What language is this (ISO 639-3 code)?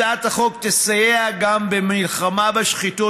heb